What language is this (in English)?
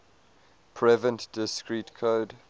English